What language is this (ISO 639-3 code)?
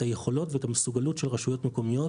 heb